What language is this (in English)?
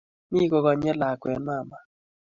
Kalenjin